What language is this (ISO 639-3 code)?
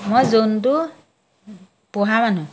asm